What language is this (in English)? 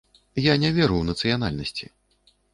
Belarusian